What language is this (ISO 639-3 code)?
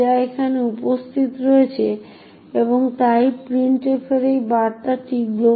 ben